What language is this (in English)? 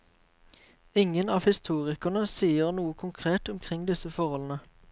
Norwegian